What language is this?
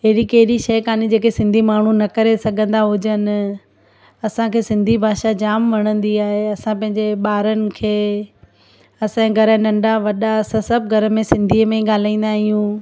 Sindhi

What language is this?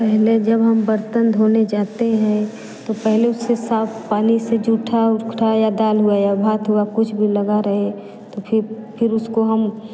Hindi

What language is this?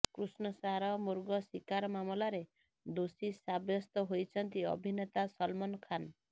Odia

